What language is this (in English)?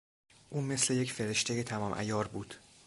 Persian